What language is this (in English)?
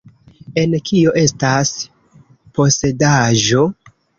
Esperanto